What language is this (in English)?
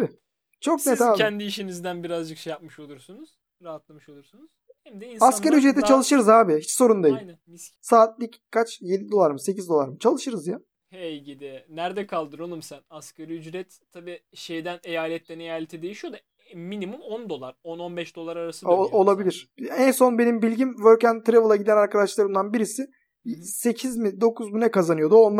Turkish